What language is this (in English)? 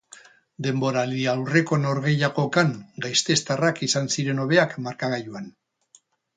Basque